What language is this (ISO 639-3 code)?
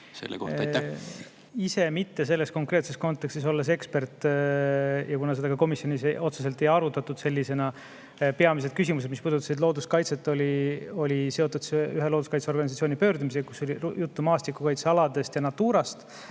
est